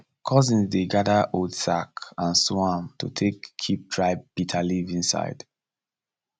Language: Nigerian Pidgin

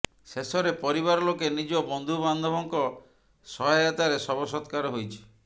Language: Odia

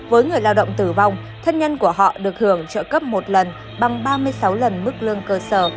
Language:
Vietnamese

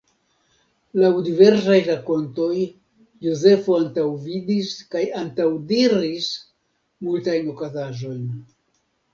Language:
Esperanto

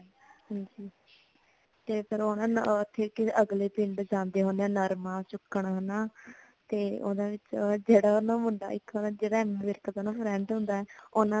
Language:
Punjabi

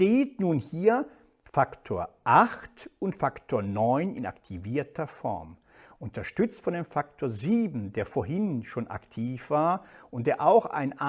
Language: German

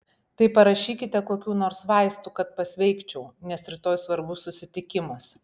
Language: Lithuanian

